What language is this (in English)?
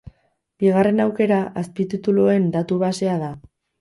Basque